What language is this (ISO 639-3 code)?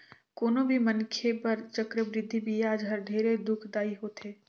hne